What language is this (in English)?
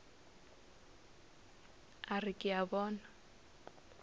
Northern Sotho